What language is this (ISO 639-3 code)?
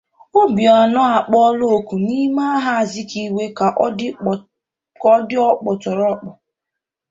ibo